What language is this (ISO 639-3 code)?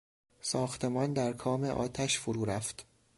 fas